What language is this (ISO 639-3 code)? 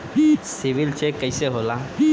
bho